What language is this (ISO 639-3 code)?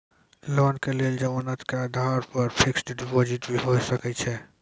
mai